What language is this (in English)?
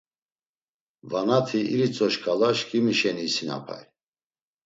Laz